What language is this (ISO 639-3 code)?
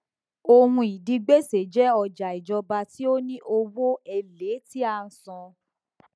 yor